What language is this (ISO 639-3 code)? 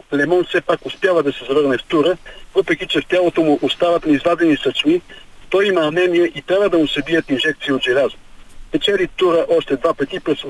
bul